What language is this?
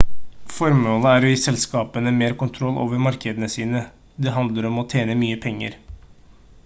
Norwegian Bokmål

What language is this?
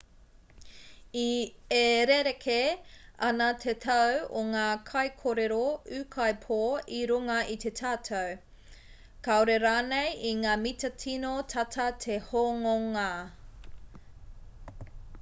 Māori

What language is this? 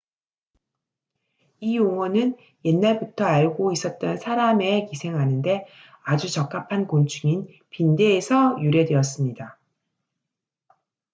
Korean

